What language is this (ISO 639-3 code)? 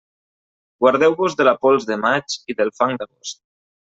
cat